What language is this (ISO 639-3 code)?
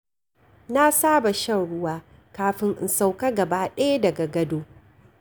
hau